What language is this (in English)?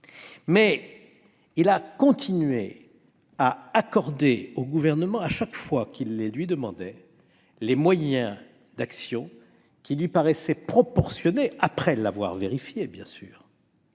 French